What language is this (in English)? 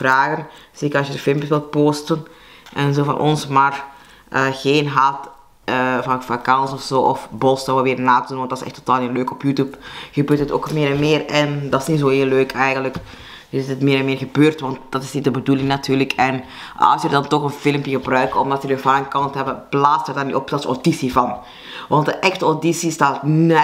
Dutch